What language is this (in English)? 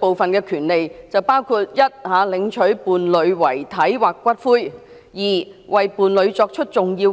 Cantonese